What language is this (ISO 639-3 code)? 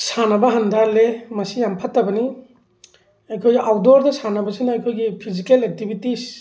mni